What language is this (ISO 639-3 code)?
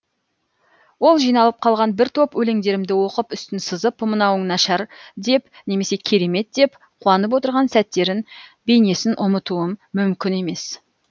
kaz